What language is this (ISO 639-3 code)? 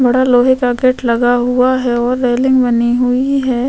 hin